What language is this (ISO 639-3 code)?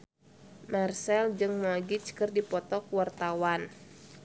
sun